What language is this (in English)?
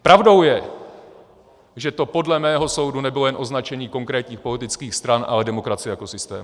Czech